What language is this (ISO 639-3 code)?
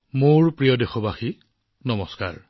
asm